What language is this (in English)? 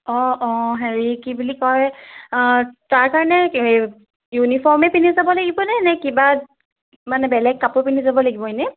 Assamese